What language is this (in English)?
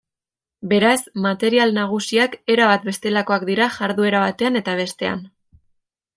Basque